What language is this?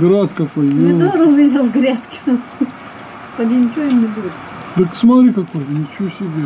Russian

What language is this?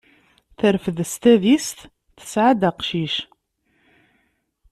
Kabyle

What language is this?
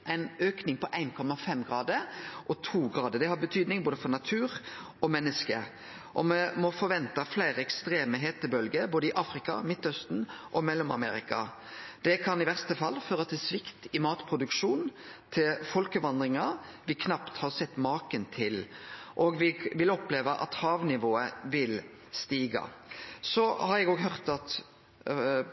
Norwegian Nynorsk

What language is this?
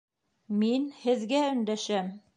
Bashkir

